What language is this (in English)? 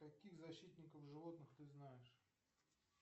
Russian